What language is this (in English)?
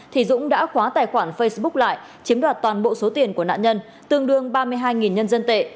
Vietnamese